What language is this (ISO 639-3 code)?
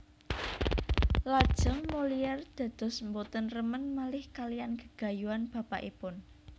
jav